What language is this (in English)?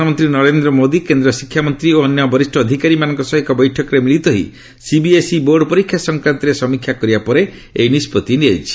Odia